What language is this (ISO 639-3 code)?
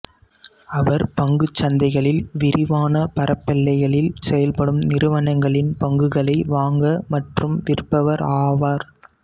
tam